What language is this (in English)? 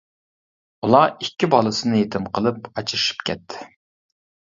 Uyghur